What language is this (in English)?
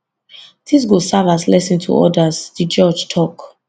Nigerian Pidgin